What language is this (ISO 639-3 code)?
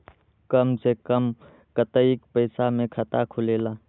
mag